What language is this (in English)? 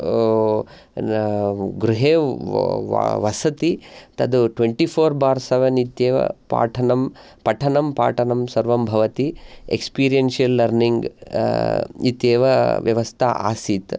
Sanskrit